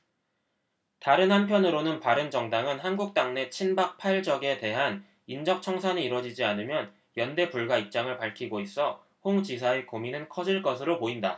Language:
Korean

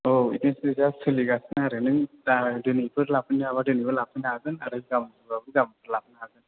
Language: Bodo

